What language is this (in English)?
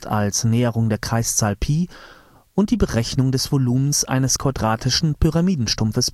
German